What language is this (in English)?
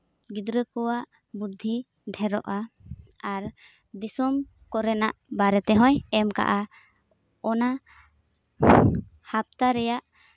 Santali